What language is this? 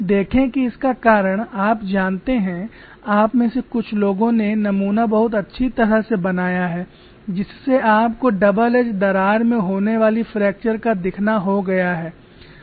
Hindi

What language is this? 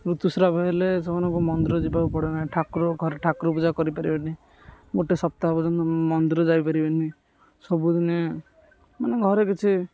Odia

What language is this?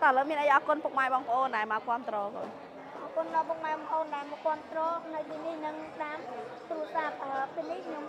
Thai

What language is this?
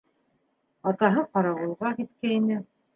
Bashkir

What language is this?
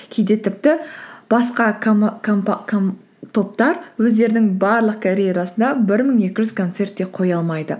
Kazakh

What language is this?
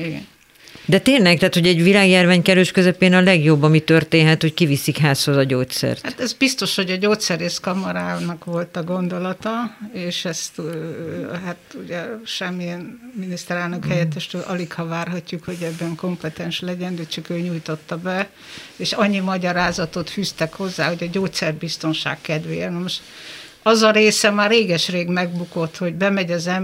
Hungarian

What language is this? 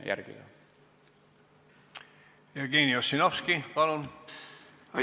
Estonian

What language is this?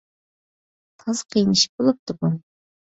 Uyghur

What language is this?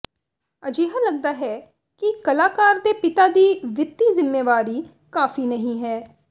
Punjabi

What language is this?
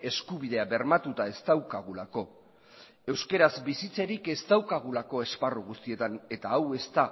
Basque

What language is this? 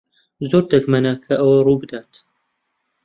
Central Kurdish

